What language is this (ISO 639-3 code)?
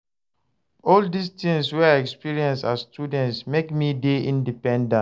pcm